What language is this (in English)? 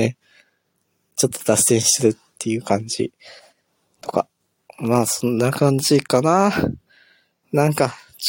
Japanese